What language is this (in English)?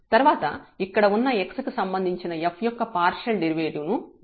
Telugu